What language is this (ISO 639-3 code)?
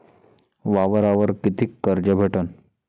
mar